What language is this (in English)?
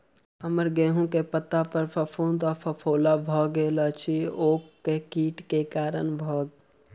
Maithili